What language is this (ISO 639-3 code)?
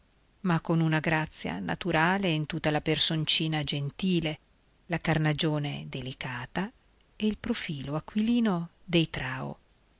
ita